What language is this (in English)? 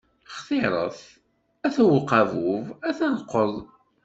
Kabyle